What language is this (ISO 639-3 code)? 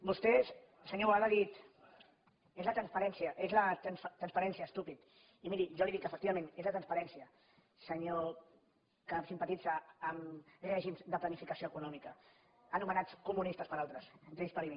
cat